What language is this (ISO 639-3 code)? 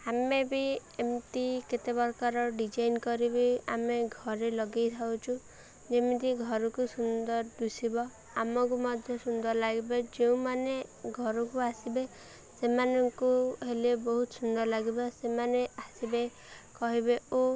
ori